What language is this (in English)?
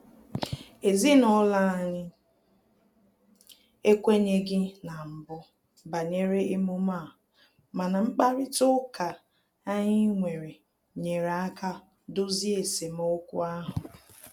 Igbo